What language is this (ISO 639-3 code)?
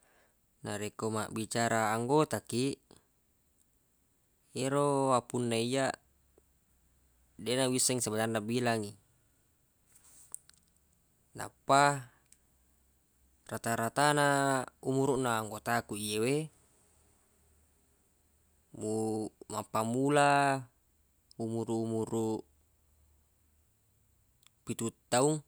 bug